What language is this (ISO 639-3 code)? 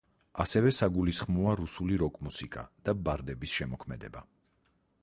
kat